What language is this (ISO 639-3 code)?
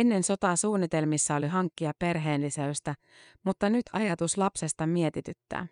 fin